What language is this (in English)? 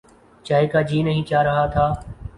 Urdu